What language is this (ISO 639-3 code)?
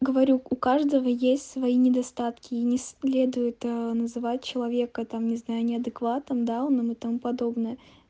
rus